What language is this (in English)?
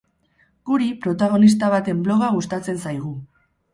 Basque